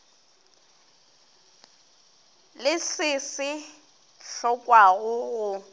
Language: Northern Sotho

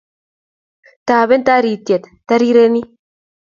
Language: Kalenjin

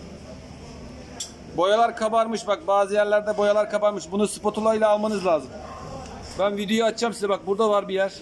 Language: Turkish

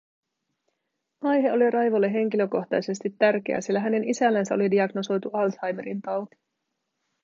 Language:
Finnish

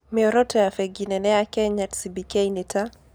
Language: Kikuyu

